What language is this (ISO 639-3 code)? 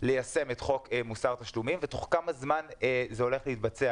heb